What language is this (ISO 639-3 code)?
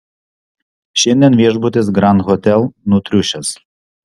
lit